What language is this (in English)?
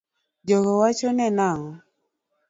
Luo (Kenya and Tanzania)